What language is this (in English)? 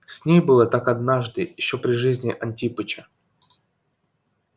Russian